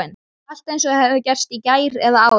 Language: Icelandic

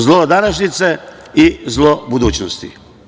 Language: Serbian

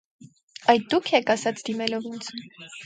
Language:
Armenian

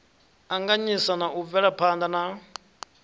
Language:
Venda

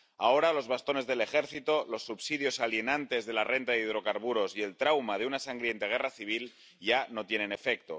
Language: Spanish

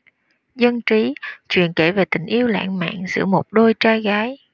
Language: Vietnamese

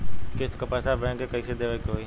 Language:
Bhojpuri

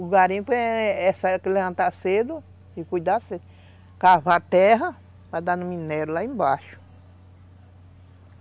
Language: Portuguese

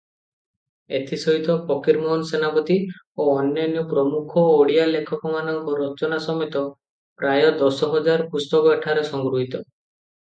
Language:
Odia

